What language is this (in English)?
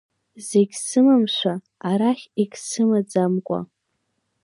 Abkhazian